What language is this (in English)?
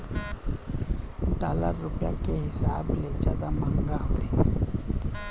Chhattisgarhi